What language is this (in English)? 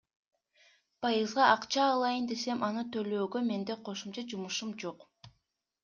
Kyrgyz